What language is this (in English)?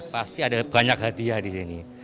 Indonesian